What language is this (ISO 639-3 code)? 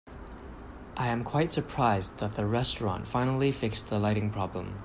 eng